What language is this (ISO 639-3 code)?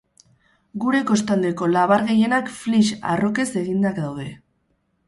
eus